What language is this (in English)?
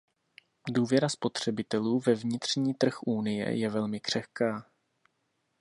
Czech